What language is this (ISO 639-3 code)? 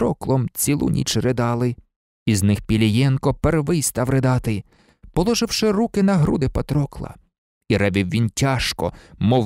ukr